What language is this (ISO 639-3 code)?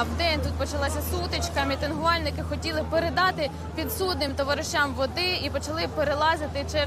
ukr